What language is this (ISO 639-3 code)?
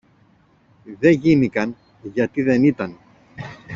ell